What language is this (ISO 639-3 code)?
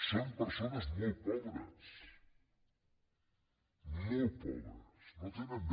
cat